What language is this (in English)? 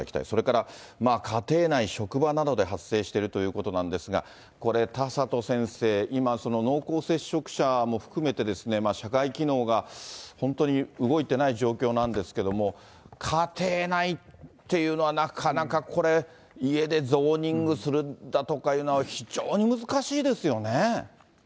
Japanese